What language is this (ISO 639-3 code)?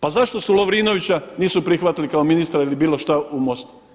hrv